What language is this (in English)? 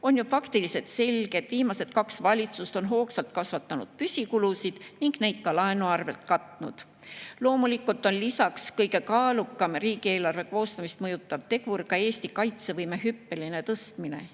Estonian